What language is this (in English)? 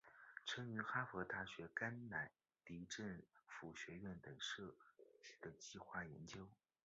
Chinese